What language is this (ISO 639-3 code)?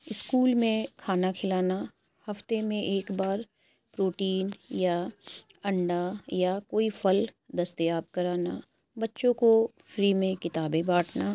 urd